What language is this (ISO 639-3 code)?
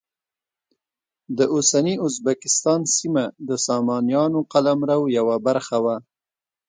pus